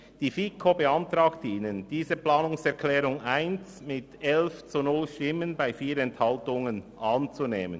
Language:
Swiss German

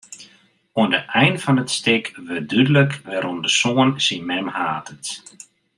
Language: Western Frisian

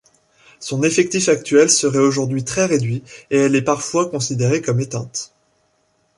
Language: French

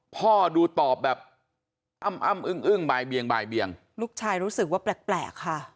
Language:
Thai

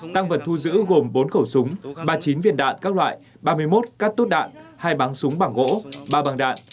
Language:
Vietnamese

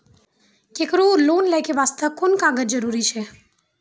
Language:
Maithili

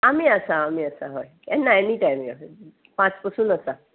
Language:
Konkani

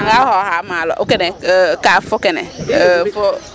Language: Serer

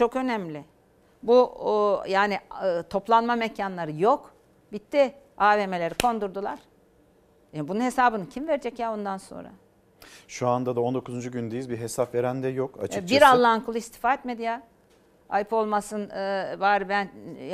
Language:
Turkish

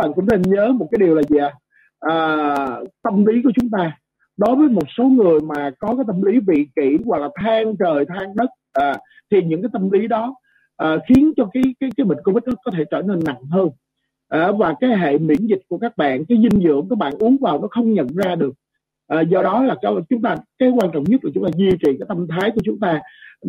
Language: Vietnamese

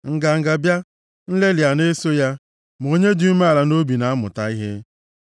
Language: Igbo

